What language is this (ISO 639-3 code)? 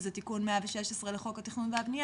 heb